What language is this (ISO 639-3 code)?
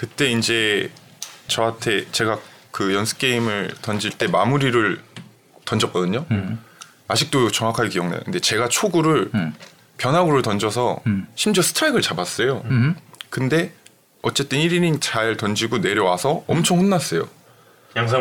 kor